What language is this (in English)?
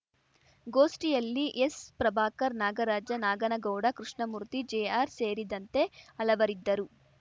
Kannada